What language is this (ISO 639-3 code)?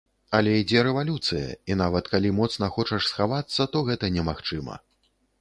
bel